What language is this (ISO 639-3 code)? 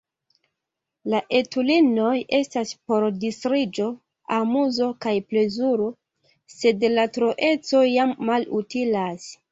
epo